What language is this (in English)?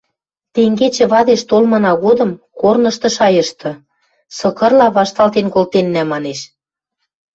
Western Mari